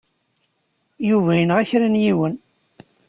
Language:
Kabyle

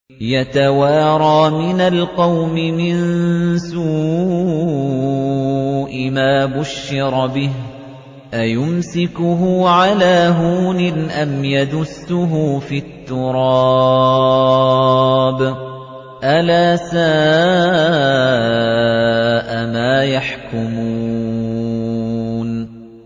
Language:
Arabic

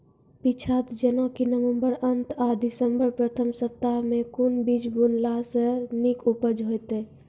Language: Maithili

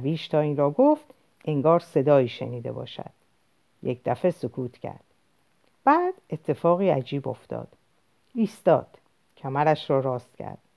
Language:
Persian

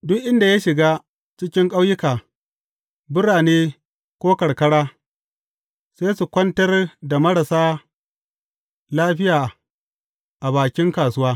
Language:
Hausa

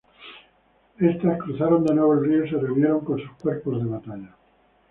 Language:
Spanish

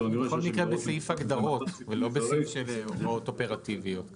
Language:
Hebrew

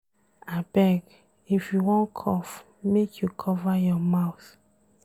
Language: Nigerian Pidgin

